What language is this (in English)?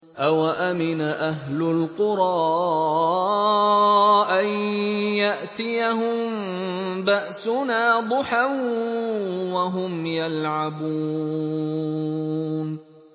Arabic